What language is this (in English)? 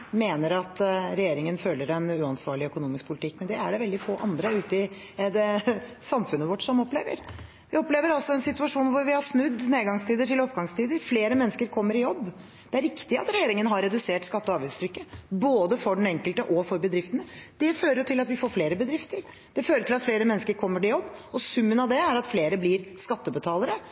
Norwegian Bokmål